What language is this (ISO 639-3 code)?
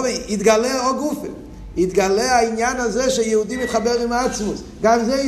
heb